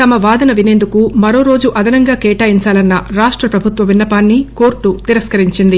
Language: Telugu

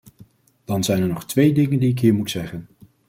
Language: Dutch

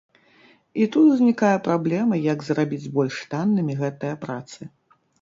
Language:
Belarusian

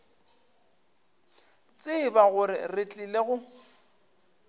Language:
Northern Sotho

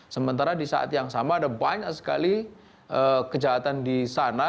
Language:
Indonesian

